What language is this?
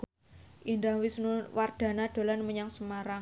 Javanese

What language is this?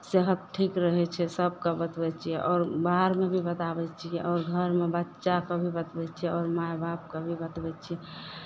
Maithili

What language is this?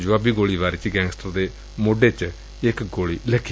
Punjabi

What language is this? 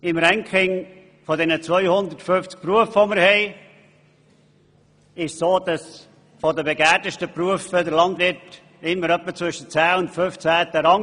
Swiss German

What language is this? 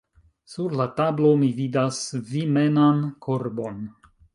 Esperanto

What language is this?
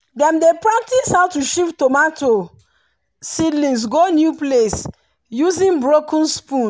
Nigerian Pidgin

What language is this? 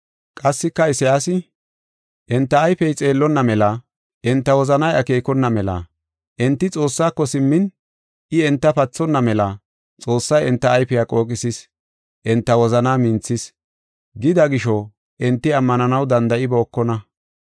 Gofa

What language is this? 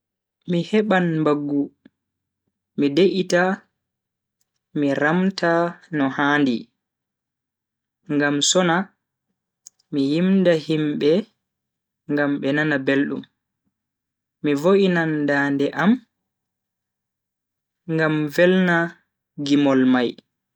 Bagirmi Fulfulde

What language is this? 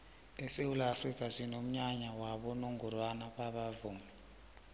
South Ndebele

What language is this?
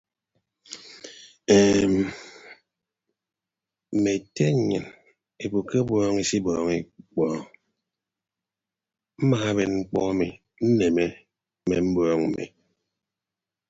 Ibibio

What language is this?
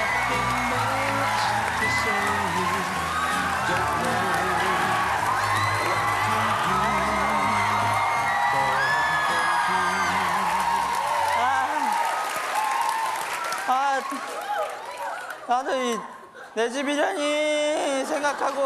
Korean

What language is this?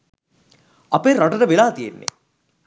Sinhala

